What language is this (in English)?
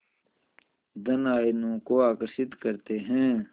Hindi